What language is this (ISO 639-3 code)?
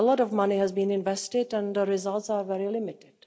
eng